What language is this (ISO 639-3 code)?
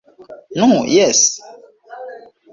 epo